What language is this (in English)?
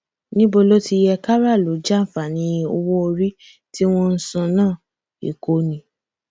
Yoruba